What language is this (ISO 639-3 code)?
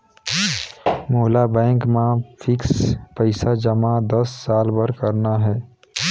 hne